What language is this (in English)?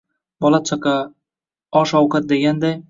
Uzbek